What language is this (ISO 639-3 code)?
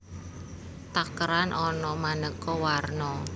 jav